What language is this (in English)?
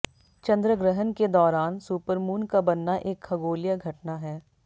Hindi